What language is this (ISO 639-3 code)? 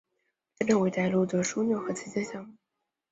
zho